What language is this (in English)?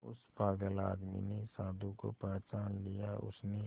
Hindi